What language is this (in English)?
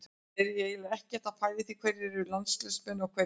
Icelandic